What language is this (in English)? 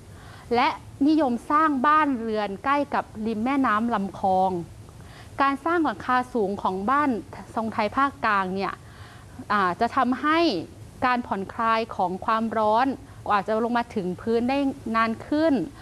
Thai